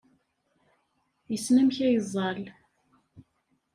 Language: Kabyle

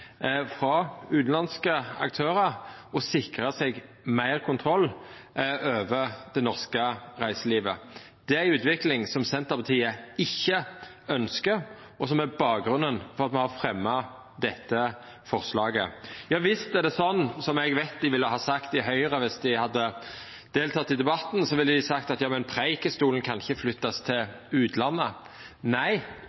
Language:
Norwegian Nynorsk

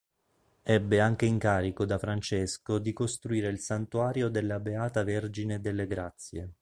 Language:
Italian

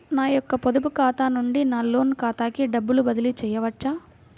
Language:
Telugu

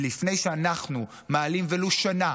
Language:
Hebrew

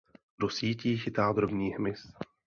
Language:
Czech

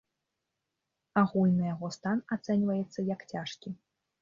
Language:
Belarusian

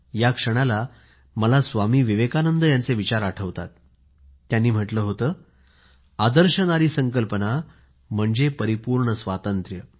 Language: Marathi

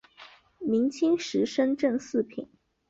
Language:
Chinese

